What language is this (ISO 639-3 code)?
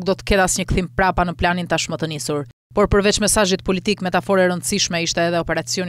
ron